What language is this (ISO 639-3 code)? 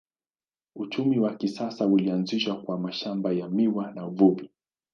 swa